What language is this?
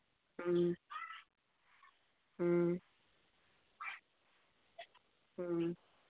Manipuri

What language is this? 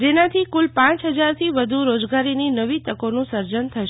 Gujarati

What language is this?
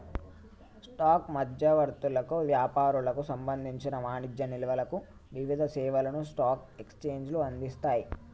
Telugu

